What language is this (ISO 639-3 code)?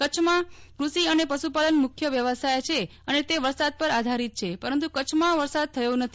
guj